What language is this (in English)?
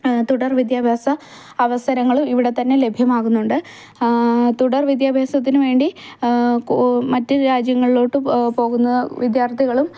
Malayalam